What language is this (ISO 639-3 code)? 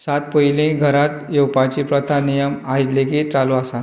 kok